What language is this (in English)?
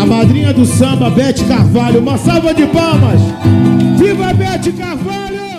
Portuguese